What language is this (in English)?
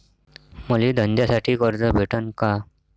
Marathi